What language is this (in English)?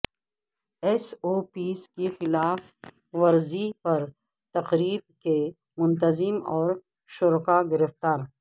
Urdu